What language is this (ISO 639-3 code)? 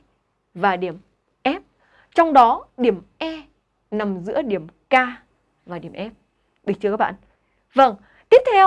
vie